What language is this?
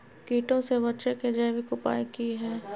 Magahi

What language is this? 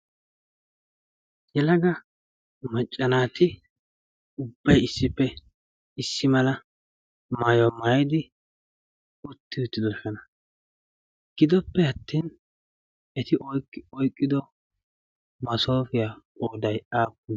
Wolaytta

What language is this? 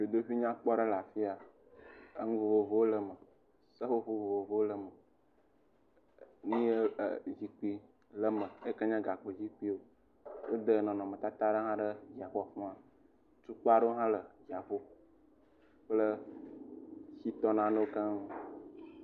Ewe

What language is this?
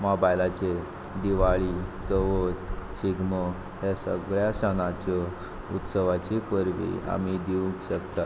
Konkani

